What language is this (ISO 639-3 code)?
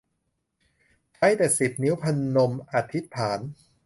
tha